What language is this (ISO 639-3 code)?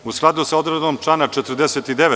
srp